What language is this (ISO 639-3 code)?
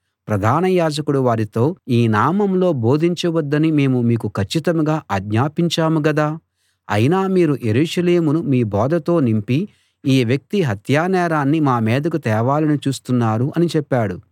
tel